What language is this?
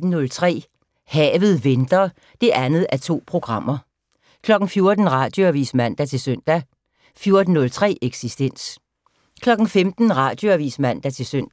Danish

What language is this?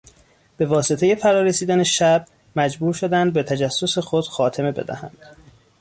Persian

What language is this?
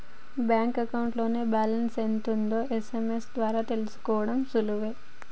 Telugu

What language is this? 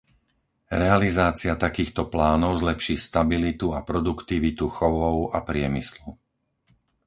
Slovak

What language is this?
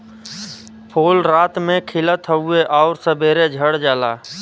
Bhojpuri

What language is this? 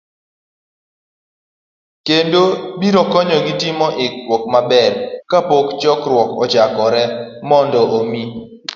Luo (Kenya and Tanzania)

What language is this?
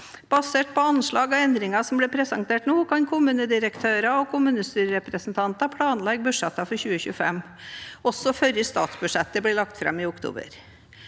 Norwegian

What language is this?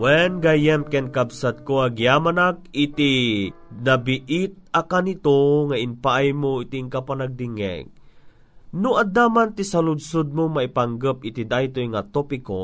Filipino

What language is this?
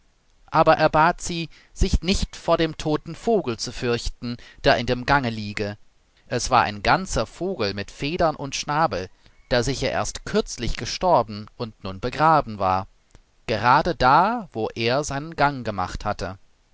German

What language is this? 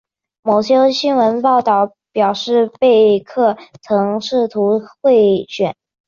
Chinese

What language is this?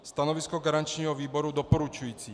Czech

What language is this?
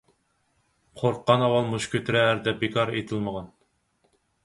Uyghur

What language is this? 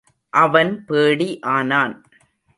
Tamil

